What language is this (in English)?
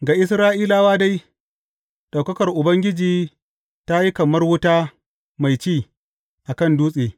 Hausa